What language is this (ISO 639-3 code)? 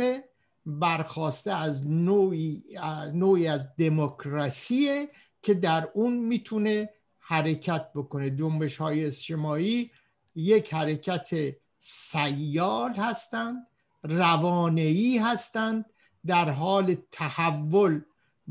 fas